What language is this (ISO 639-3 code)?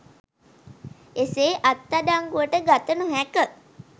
sin